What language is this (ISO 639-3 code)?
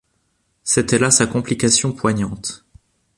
fra